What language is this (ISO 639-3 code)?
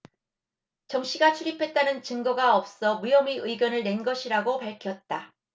kor